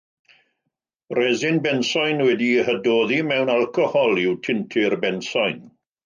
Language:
Welsh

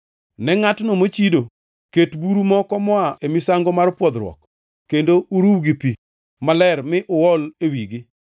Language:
Luo (Kenya and Tanzania)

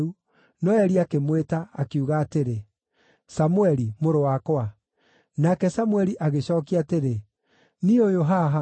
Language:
Kikuyu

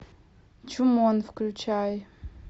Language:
Russian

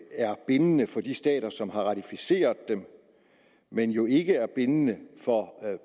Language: Danish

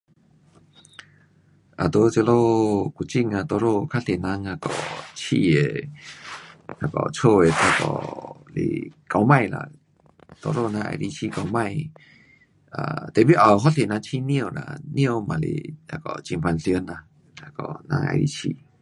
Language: Pu-Xian Chinese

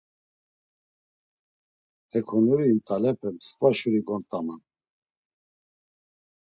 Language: Laz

